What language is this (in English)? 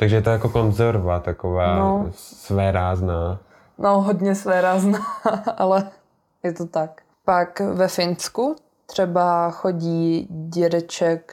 Czech